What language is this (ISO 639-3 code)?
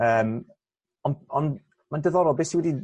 cym